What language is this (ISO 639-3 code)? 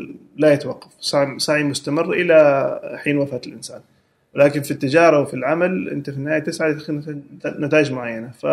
ara